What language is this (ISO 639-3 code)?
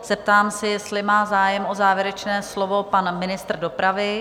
ces